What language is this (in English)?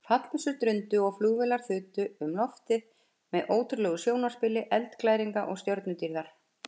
Icelandic